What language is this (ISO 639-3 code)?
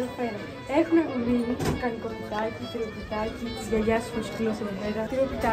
ell